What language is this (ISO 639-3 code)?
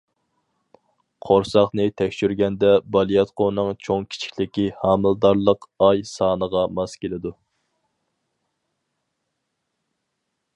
uig